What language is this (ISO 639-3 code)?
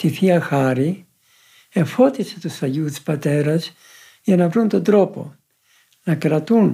ell